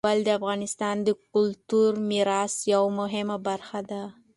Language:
Pashto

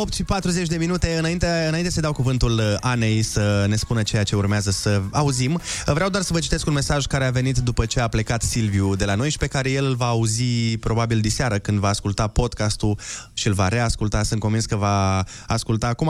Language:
Romanian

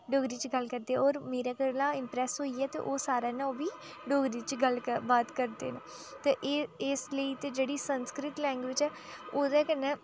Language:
Dogri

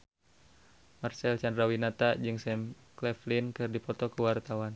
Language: Sundanese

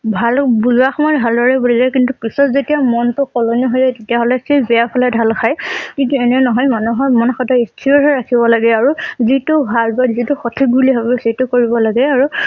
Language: Assamese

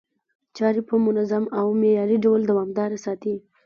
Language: Pashto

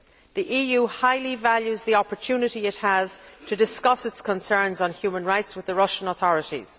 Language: English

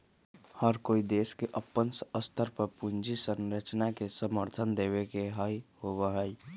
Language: Magahi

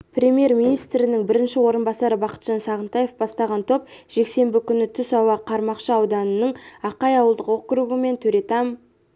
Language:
Kazakh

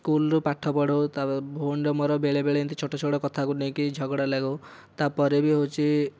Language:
Odia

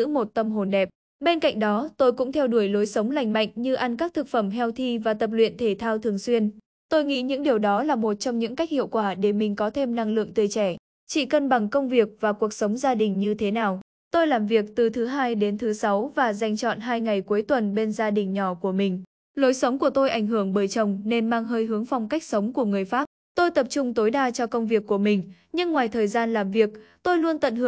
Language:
Vietnamese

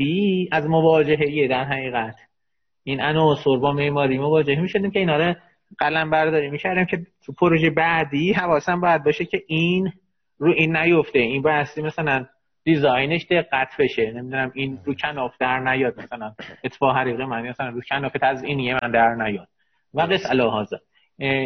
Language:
Persian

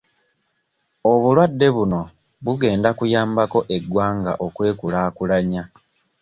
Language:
Ganda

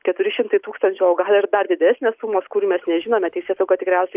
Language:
Lithuanian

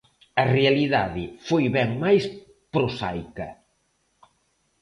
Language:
Galician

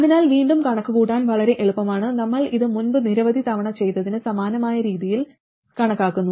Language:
Malayalam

